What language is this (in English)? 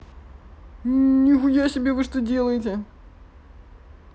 Russian